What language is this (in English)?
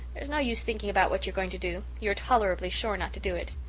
English